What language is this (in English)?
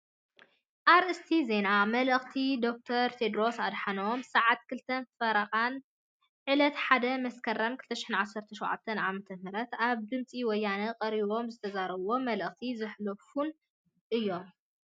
Tigrinya